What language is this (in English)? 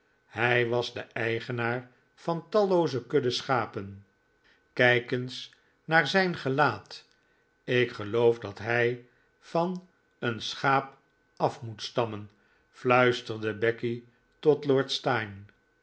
Dutch